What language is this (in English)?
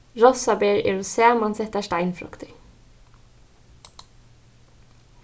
Faroese